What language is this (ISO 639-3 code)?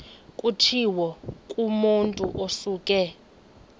xho